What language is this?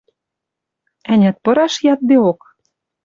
Western Mari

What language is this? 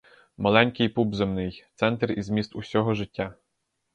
Ukrainian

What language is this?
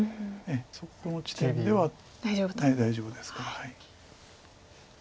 Japanese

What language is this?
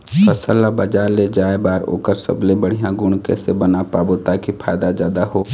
Chhattisgarhi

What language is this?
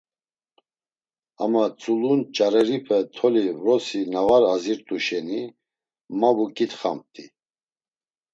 Laz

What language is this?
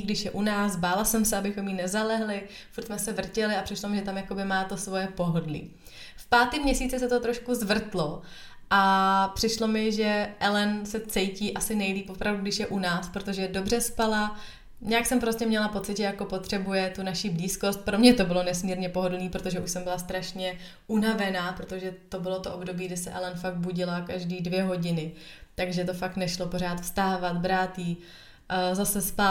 Czech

